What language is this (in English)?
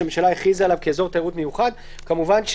Hebrew